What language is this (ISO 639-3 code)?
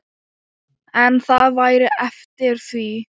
isl